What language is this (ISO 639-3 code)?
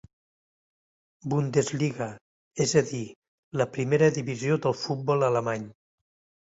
cat